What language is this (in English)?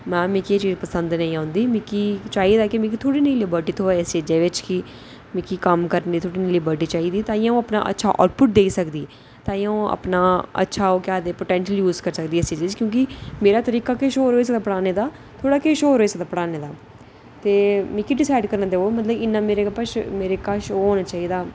Dogri